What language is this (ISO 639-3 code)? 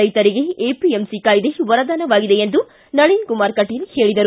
kan